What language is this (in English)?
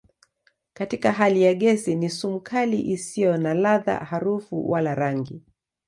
Swahili